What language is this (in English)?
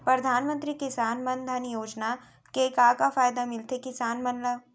Chhattisgarhi